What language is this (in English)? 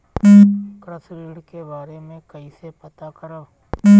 Bhojpuri